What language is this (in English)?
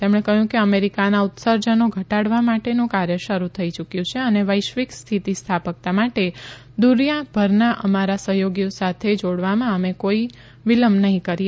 Gujarati